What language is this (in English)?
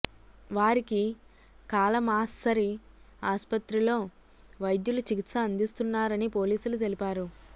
Telugu